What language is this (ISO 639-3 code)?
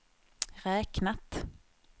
swe